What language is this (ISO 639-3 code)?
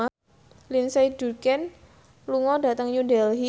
jav